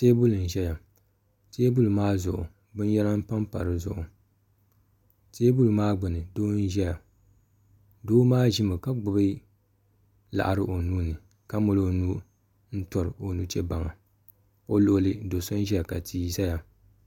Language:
Dagbani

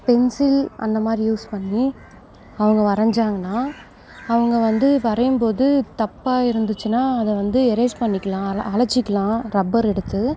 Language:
Tamil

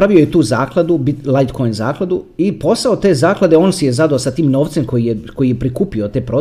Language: Croatian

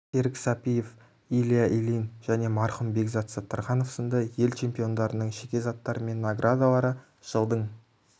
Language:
Kazakh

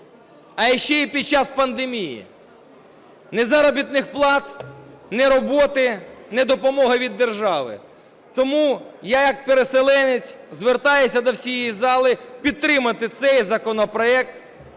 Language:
Ukrainian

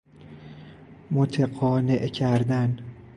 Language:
Persian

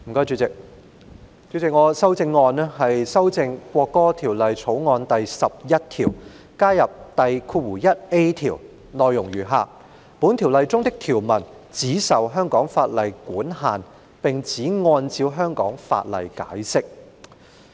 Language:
Cantonese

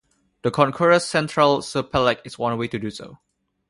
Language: English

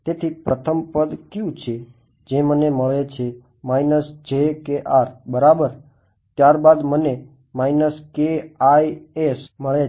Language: Gujarati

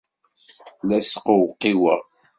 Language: Kabyle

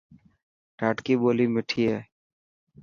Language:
Dhatki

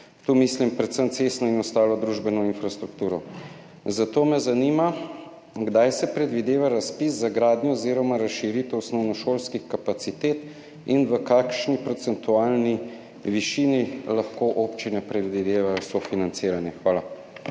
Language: Slovenian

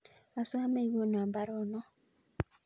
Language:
Kalenjin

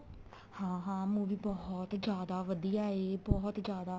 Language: Punjabi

